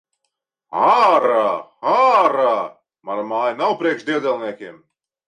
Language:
Latvian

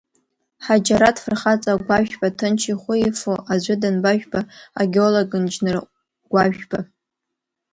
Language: Abkhazian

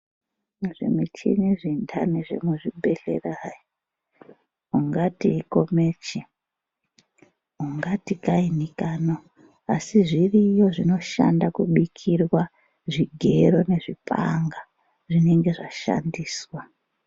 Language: Ndau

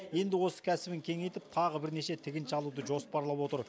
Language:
Kazakh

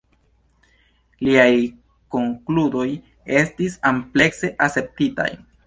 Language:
Esperanto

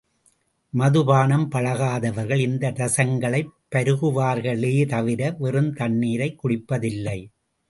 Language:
Tamil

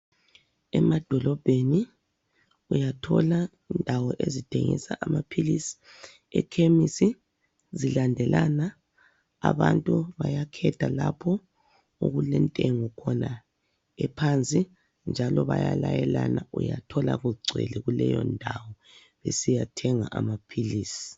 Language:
North Ndebele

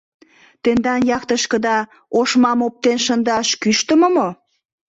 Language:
Mari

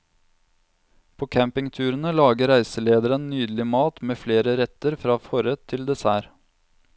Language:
Norwegian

